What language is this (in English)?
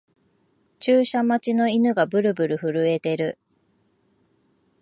Japanese